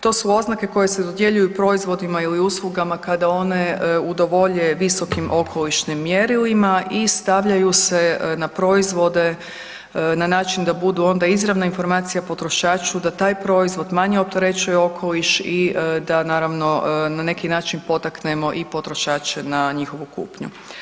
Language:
Croatian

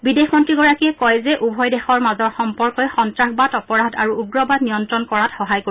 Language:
Assamese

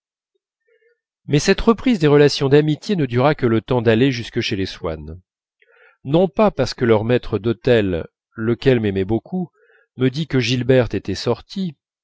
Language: French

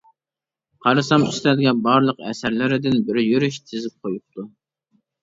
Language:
Uyghur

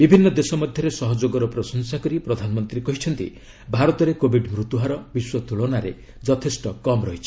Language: Odia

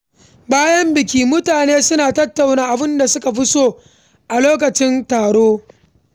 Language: Hausa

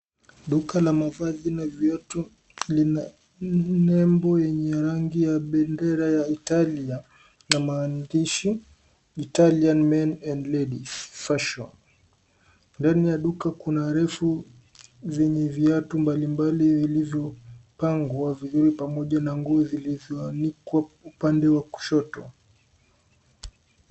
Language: Swahili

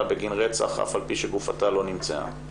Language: Hebrew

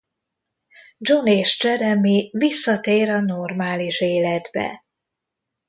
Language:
Hungarian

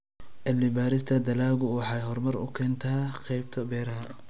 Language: Somali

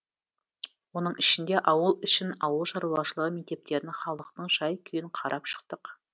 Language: Kazakh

